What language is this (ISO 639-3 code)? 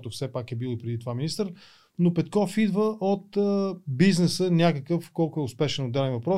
bul